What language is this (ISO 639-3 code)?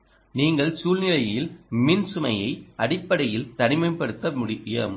tam